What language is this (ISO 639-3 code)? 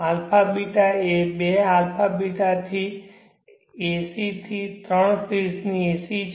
guj